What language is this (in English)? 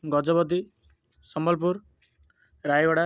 Odia